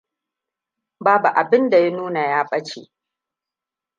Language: Hausa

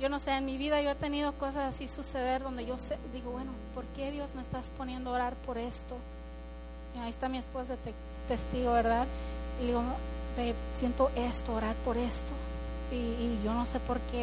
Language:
Spanish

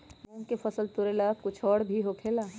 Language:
Magahi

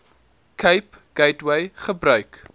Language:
Afrikaans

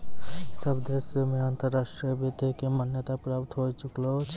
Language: Maithili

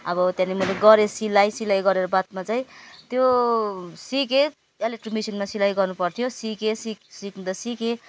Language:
Nepali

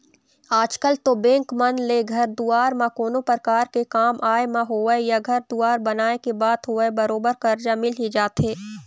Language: Chhattisgarhi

